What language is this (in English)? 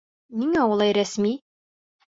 Bashkir